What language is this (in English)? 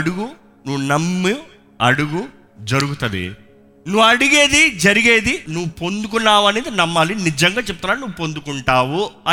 Telugu